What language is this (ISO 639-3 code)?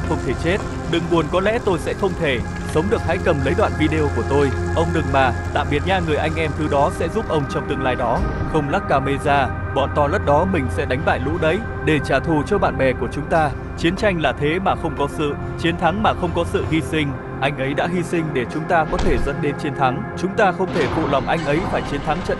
vie